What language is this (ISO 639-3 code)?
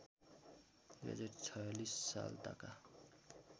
nep